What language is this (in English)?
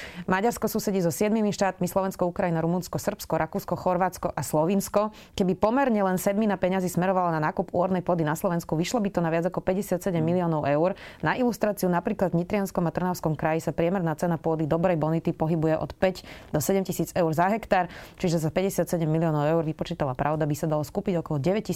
Slovak